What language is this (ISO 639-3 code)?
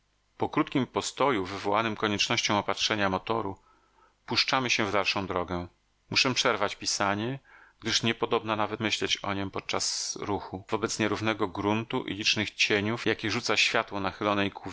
pol